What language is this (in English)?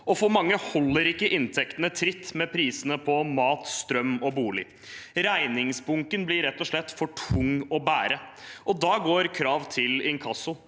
Norwegian